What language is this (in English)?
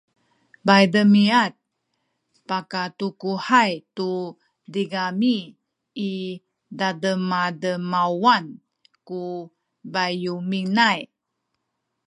Sakizaya